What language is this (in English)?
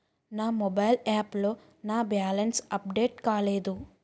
Telugu